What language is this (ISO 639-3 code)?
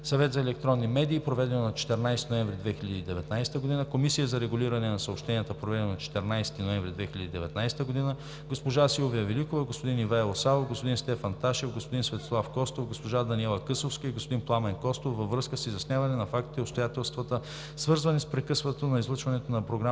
bul